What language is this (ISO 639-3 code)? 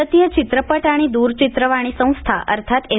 mar